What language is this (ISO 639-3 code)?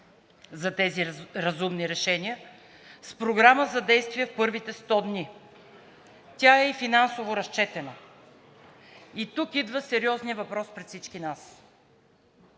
bul